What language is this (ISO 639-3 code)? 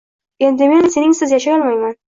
uzb